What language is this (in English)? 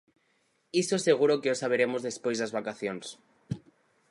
Galician